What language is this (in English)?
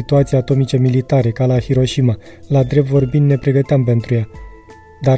Romanian